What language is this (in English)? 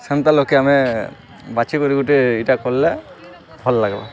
Odia